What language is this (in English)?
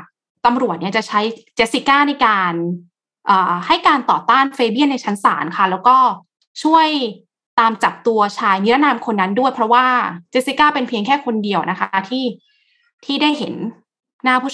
Thai